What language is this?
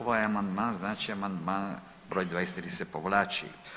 Croatian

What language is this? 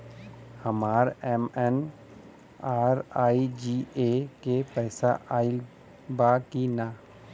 Bhojpuri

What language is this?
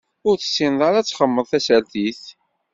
Kabyle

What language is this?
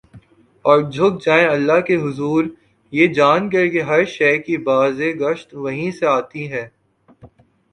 Urdu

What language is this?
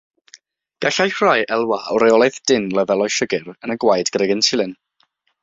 Welsh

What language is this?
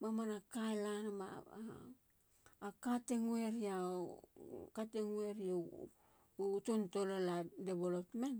Halia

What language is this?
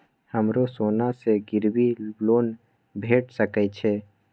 Maithili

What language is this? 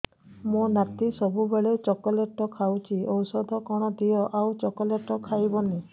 Odia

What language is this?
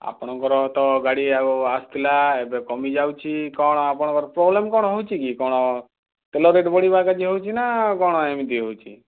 Odia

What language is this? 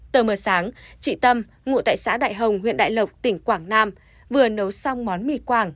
Vietnamese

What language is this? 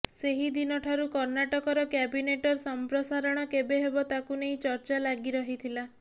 Odia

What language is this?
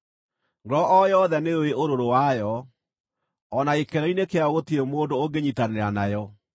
Kikuyu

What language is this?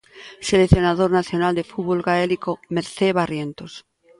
Galician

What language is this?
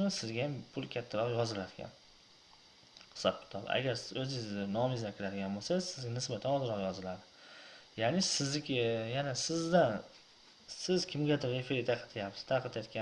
Turkish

